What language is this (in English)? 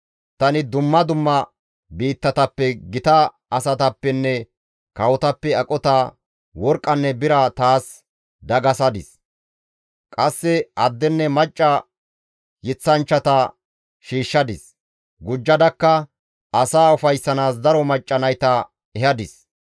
Gamo